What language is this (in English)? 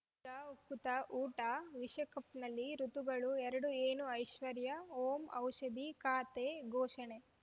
Kannada